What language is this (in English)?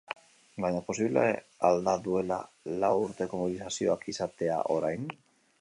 Basque